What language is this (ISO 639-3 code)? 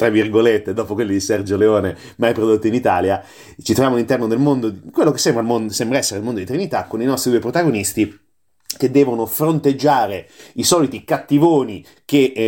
ita